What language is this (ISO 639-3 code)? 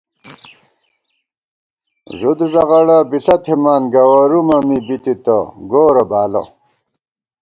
gwt